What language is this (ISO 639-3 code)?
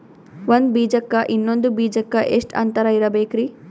kan